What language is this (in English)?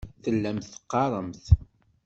Kabyle